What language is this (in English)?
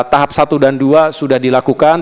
Indonesian